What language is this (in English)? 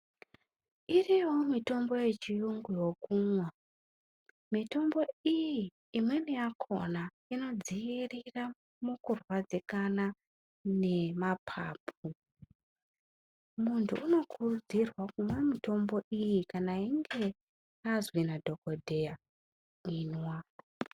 Ndau